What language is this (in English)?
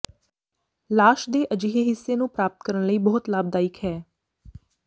Punjabi